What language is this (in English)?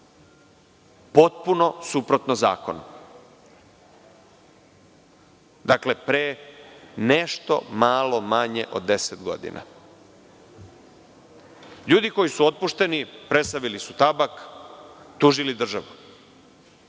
Serbian